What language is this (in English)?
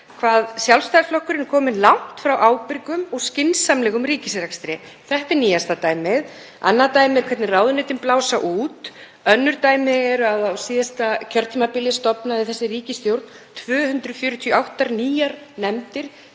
Icelandic